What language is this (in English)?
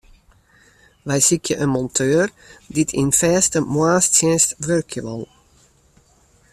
Western Frisian